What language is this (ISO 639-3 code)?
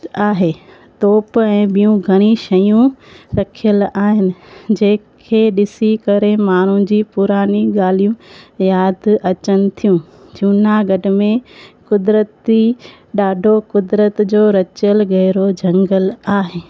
snd